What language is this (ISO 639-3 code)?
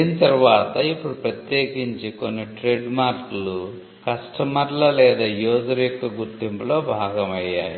tel